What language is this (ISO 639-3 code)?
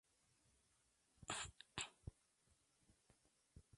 spa